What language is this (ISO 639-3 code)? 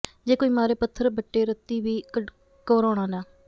pan